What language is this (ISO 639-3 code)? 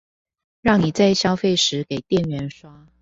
zho